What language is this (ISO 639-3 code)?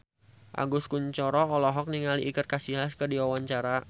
sun